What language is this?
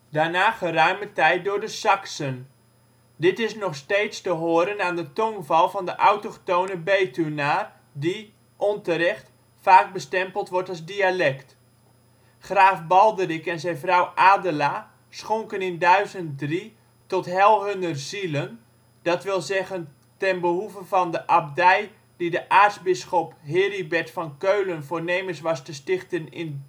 Dutch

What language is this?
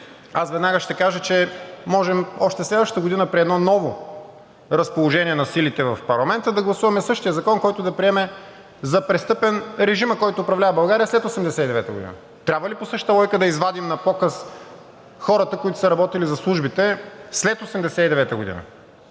Bulgarian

